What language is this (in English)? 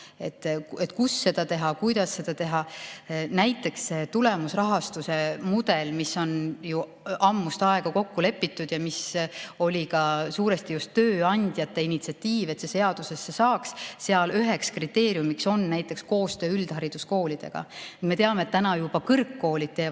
Estonian